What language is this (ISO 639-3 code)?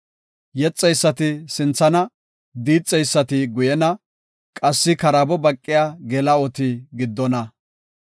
gof